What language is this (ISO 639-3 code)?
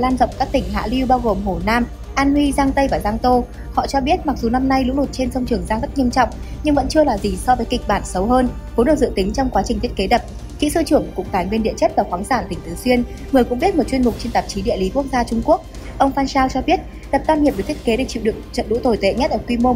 vie